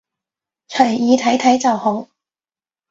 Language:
Cantonese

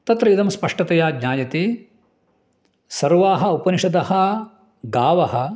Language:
Sanskrit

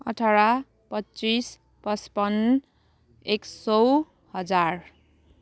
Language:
Nepali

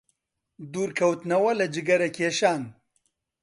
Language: Central Kurdish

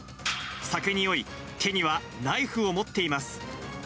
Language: Japanese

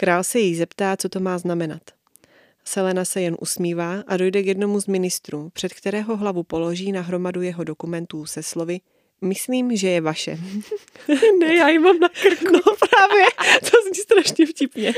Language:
Czech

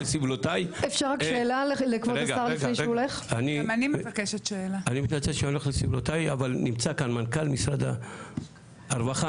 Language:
Hebrew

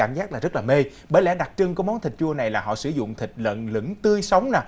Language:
Vietnamese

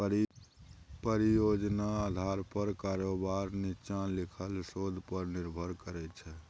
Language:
Maithili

